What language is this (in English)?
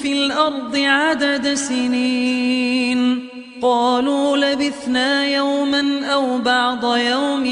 Arabic